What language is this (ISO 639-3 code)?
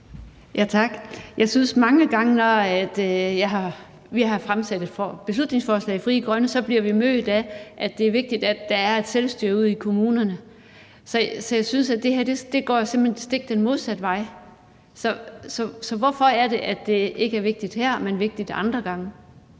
dan